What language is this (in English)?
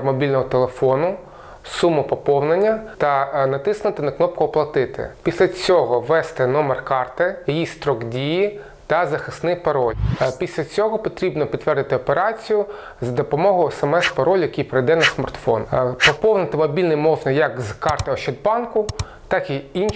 Ukrainian